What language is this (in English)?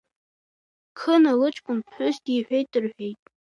Abkhazian